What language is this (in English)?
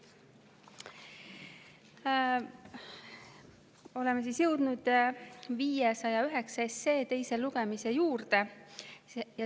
Estonian